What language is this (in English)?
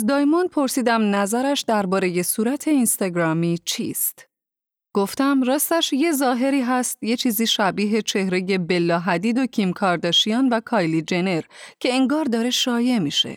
Persian